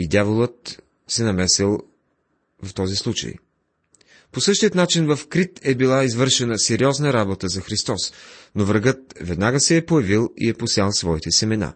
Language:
Bulgarian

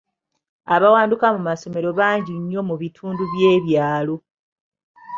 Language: Ganda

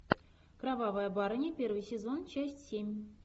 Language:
Russian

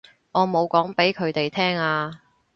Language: Cantonese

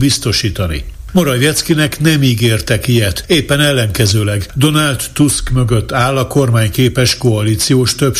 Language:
Hungarian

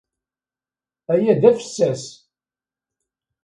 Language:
Kabyle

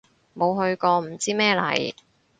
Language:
Cantonese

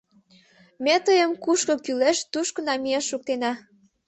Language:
Mari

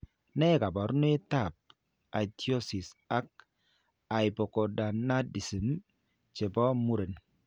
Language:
Kalenjin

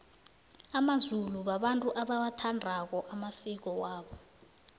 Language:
South Ndebele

